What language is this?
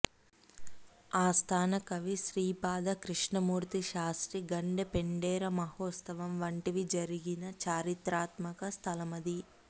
Telugu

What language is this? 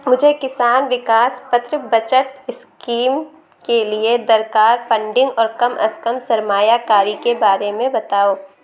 Urdu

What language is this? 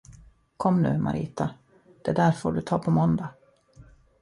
Swedish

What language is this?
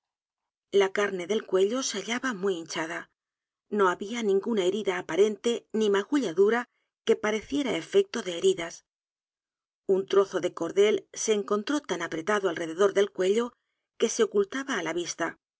Spanish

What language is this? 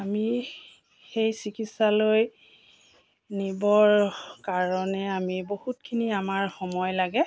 Assamese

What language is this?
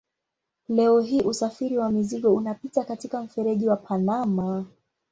Swahili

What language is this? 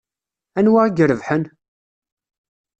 Kabyle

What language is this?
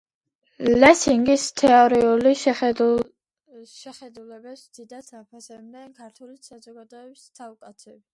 Georgian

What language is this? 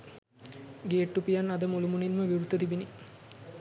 Sinhala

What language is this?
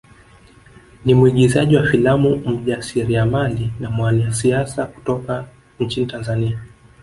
Swahili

